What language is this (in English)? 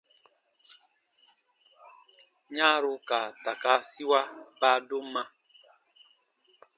Baatonum